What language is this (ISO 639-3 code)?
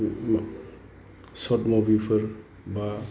brx